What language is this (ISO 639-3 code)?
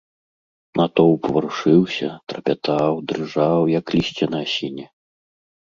bel